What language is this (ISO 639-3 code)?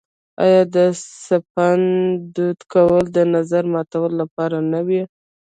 pus